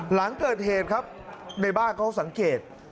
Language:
Thai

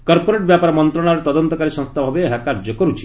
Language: Odia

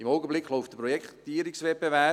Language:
Swiss German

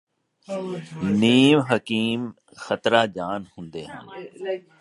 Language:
Punjabi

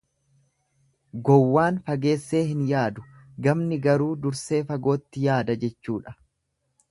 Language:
Oromo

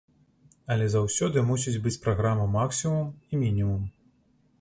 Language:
Belarusian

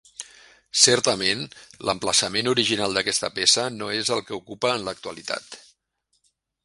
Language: Catalan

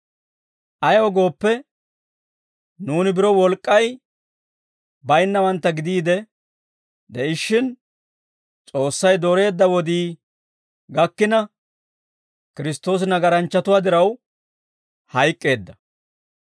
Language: Dawro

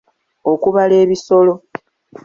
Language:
Ganda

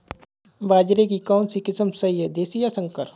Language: Hindi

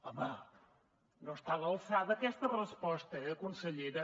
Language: Catalan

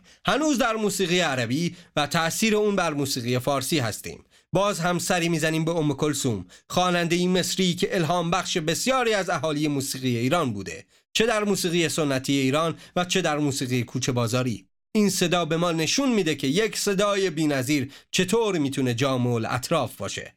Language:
Persian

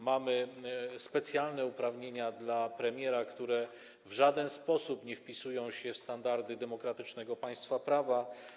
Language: Polish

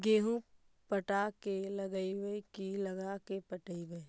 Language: Magahi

